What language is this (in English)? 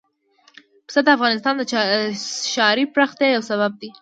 Pashto